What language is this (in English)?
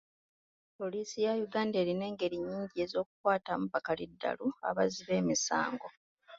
Ganda